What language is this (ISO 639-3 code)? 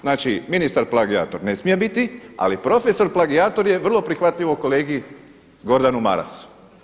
hrv